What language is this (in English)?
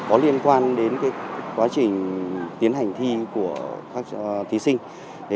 Vietnamese